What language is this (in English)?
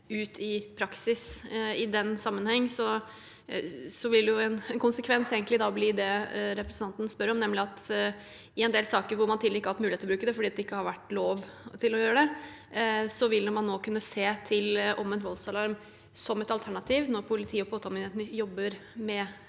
Norwegian